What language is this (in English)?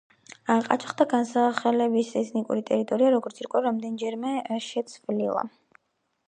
Georgian